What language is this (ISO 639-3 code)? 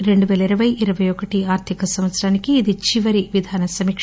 tel